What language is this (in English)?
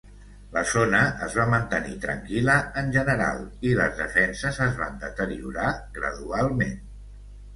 Catalan